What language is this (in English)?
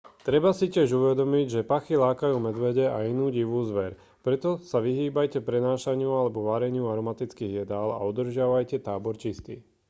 Slovak